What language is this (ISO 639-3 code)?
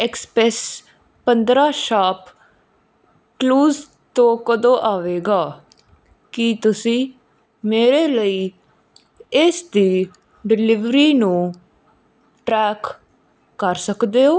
pan